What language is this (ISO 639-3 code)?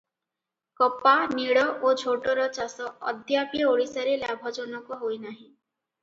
ori